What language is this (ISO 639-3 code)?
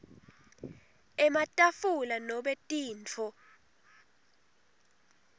ssw